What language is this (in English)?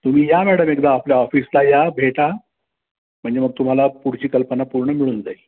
Marathi